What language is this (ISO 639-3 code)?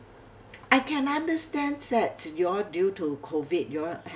eng